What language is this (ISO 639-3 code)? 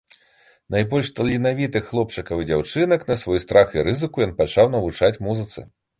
bel